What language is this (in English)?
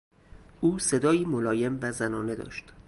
Persian